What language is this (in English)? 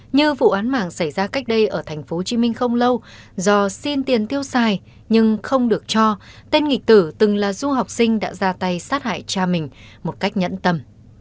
Vietnamese